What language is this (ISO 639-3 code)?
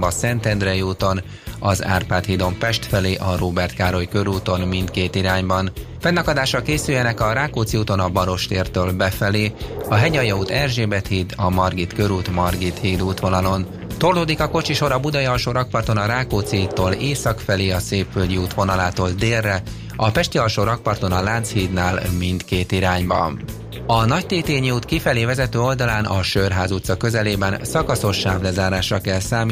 hun